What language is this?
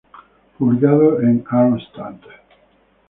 Spanish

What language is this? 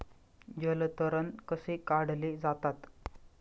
Marathi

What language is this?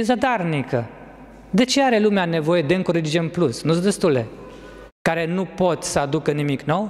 Romanian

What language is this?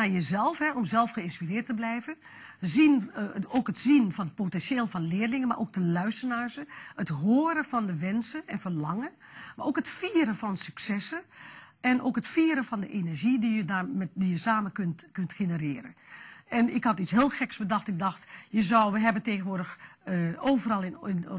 Dutch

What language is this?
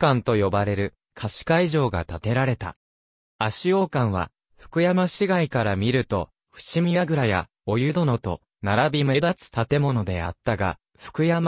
Japanese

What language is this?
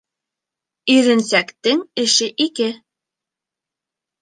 Bashkir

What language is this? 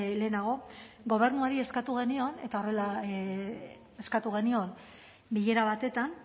Basque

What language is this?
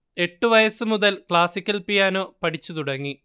Malayalam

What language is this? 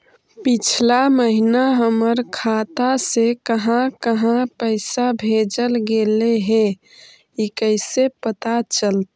Magahi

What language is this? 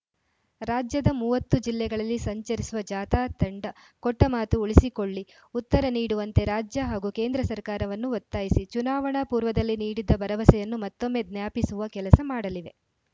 Kannada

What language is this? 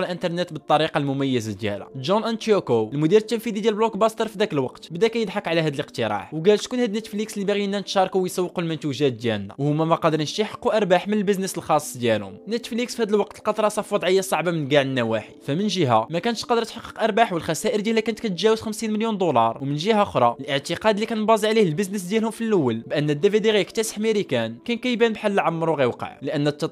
Arabic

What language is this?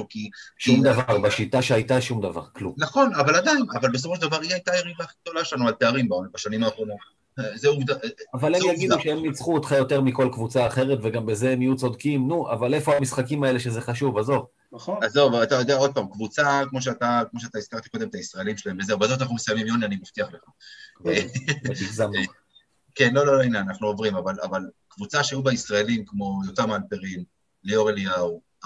Hebrew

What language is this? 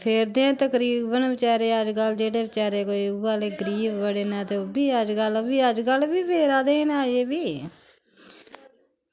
Dogri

